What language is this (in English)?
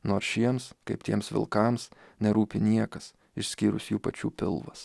Lithuanian